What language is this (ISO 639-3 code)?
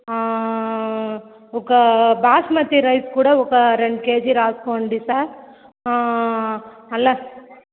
tel